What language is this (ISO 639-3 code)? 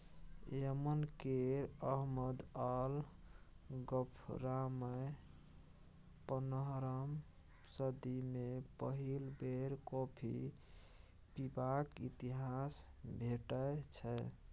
mai